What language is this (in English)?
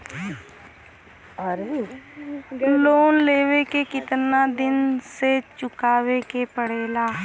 Bhojpuri